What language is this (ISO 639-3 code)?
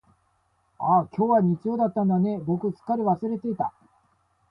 jpn